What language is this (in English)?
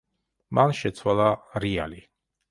Georgian